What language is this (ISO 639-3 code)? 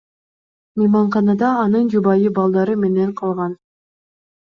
kir